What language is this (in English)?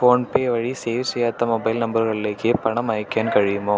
Malayalam